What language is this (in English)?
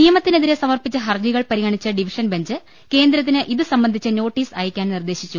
Malayalam